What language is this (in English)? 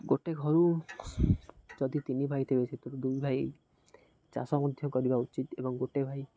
Odia